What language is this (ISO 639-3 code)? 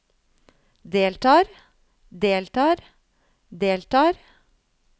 nor